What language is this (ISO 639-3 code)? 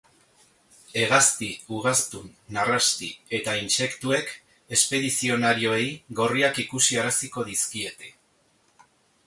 eus